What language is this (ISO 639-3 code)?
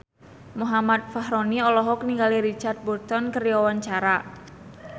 sun